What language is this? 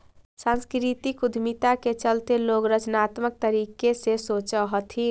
Magahi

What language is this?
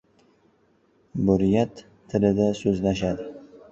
Uzbek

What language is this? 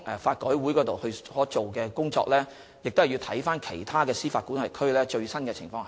Cantonese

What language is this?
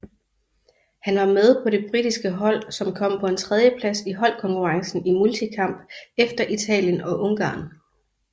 Danish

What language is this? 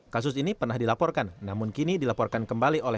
Indonesian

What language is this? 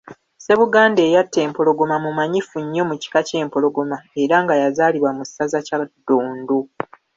Ganda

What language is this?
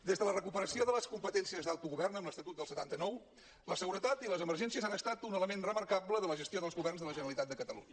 Catalan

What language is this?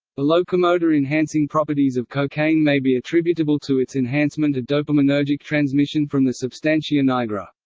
English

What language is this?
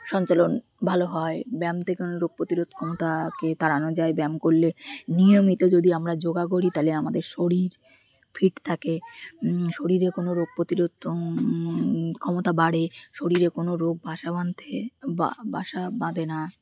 Bangla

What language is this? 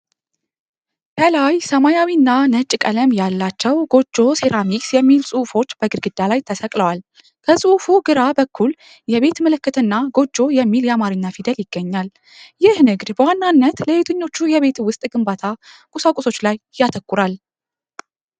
Amharic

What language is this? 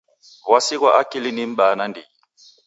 Taita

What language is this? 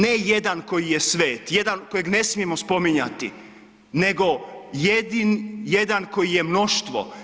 Croatian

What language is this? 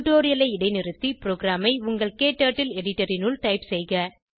Tamil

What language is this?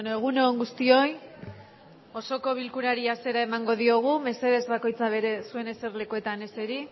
Basque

